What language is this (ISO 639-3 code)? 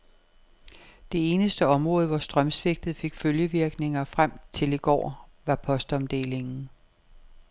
dan